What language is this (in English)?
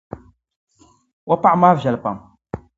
Dagbani